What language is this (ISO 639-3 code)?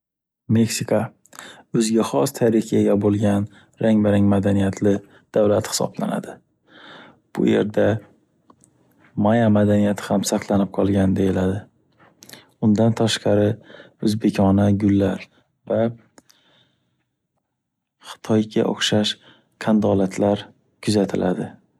uzb